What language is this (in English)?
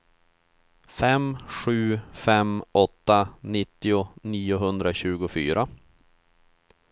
Swedish